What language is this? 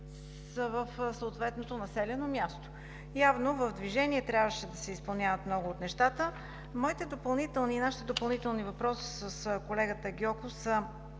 Bulgarian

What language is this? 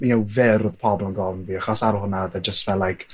Welsh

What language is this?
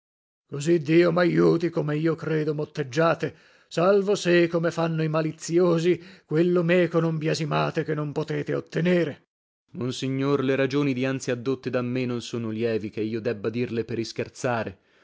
Italian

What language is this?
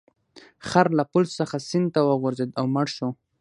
Pashto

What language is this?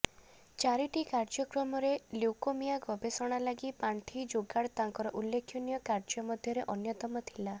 Odia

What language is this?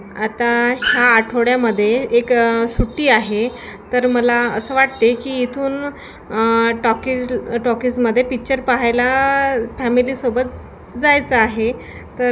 Marathi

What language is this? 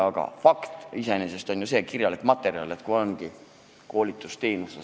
Estonian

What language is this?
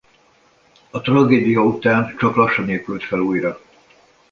Hungarian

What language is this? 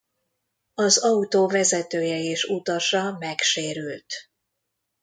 Hungarian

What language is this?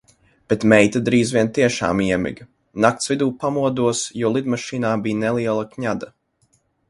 Latvian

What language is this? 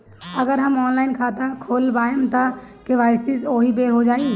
Bhojpuri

